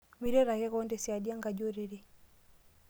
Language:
Masai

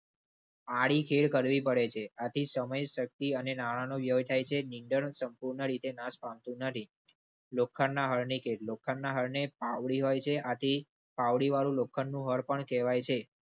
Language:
Gujarati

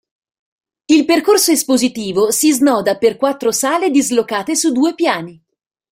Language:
Italian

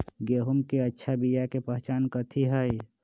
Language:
Magahi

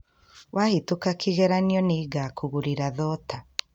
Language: Kikuyu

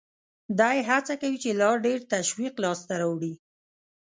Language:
Pashto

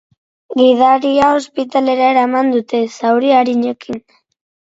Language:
Basque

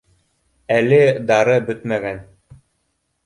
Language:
Bashkir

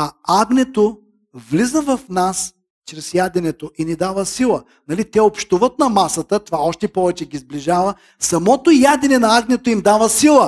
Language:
Bulgarian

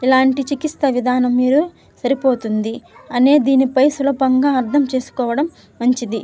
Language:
Telugu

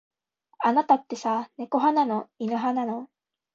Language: Japanese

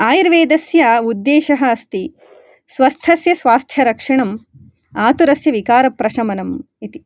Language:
Sanskrit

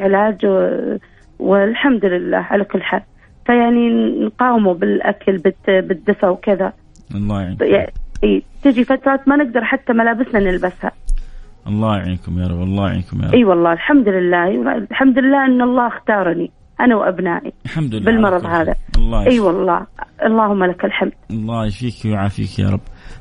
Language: Arabic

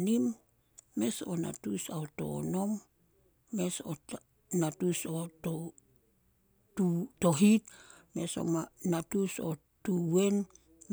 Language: Solos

